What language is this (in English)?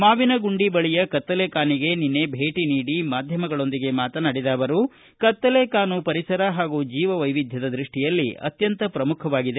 Kannada